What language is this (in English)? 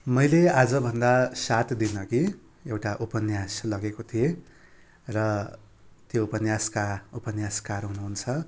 Nepali